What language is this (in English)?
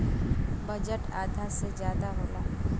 Bhojpuri